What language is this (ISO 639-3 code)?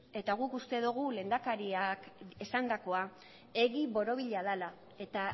eus